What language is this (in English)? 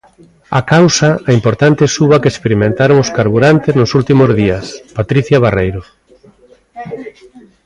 Galician